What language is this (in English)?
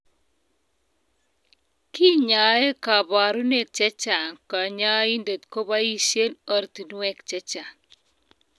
Kalenjin